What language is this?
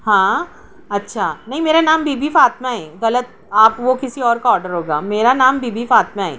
Urdu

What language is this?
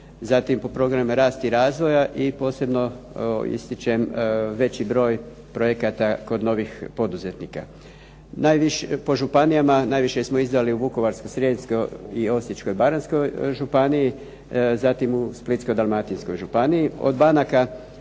Croatian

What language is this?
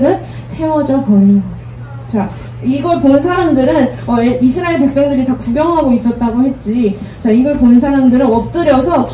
Korean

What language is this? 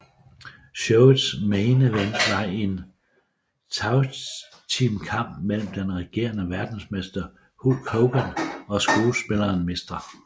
Danish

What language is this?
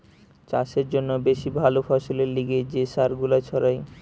Bangla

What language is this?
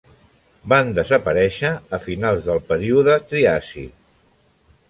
Catalan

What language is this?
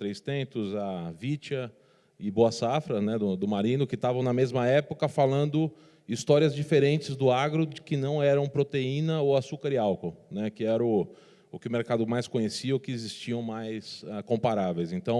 Portuguese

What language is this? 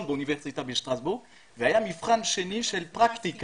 Hebrew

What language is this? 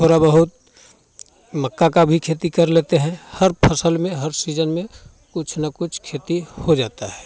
Hindi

